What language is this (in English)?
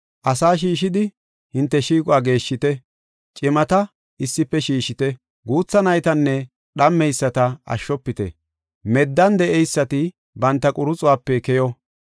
Gofa